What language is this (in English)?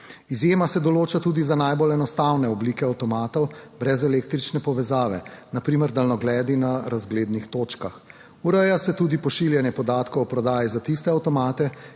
Slovenian